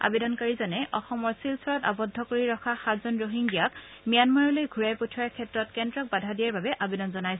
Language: Assamese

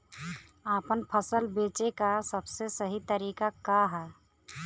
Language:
Bhojpuri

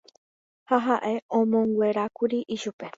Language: Guarani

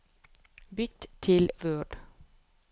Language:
Norwegian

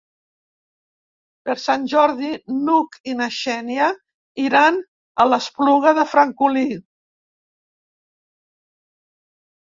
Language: Catalan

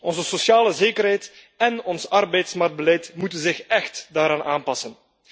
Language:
Dutch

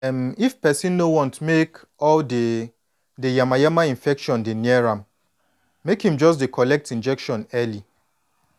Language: Nigerian Pidgin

